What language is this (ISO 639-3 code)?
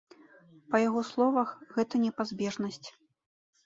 bel